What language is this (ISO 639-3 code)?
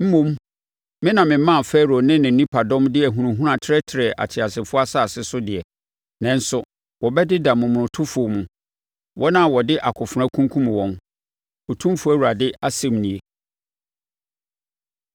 aka